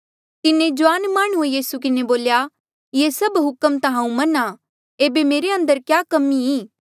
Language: Mandeali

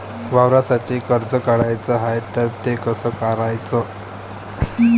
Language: Marathi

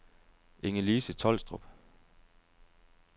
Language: Danish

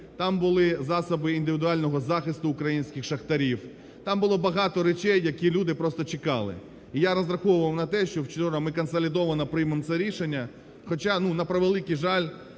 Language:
Ukrainian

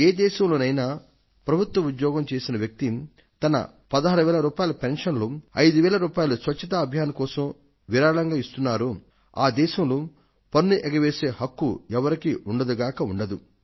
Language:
Telugu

